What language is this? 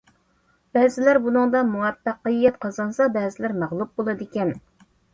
Uyghur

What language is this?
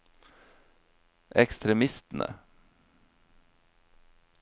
Norwegian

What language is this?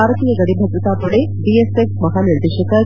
Kannada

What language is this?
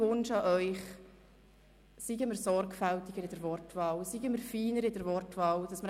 Swiss German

